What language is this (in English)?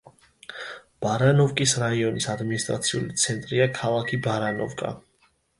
Georgian